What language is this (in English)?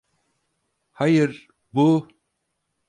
Turkish